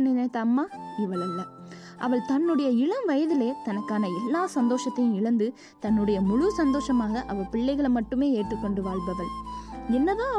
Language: Tamil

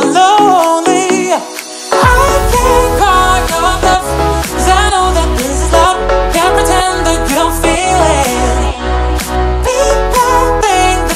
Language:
English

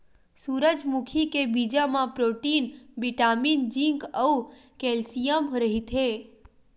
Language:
Chhattisgarhi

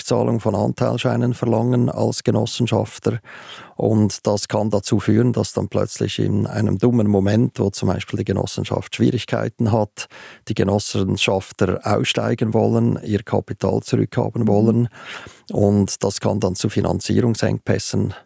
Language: German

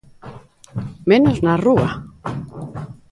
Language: Galician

